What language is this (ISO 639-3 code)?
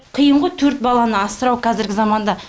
kaz